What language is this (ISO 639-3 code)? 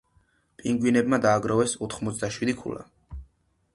kat